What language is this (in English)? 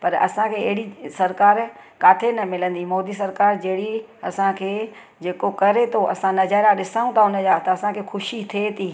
Sindhi